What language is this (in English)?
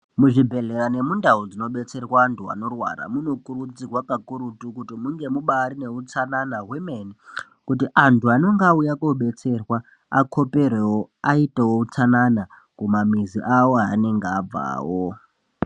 Ndau